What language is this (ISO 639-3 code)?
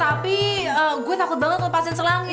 ind